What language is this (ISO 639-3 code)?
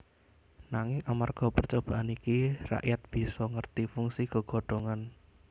jav